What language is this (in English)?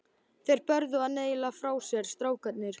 Icelandic